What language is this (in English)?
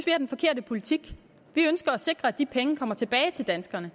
Danish